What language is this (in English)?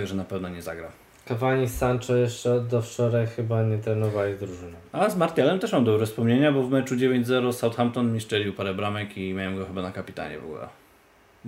Polish